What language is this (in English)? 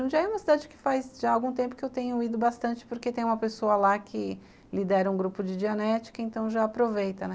Portuguese